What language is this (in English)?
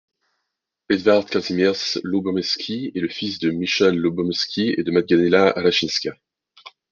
French